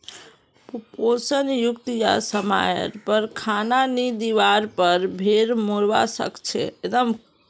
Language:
Magahi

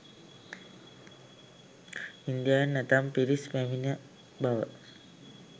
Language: Sinhala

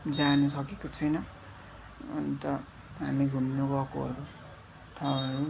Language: Nepali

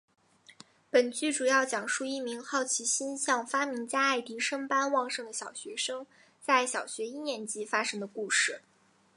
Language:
Chinese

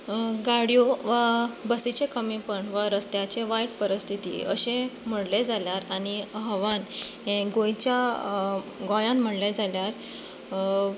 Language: Konkani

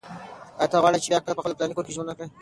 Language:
Pashto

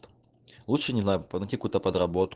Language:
Russian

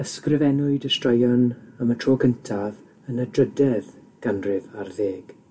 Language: Welsh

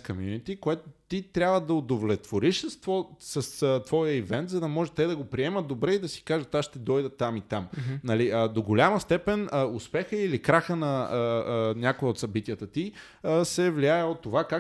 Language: Bulgarian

